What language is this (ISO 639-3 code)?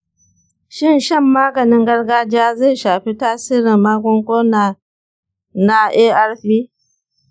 hau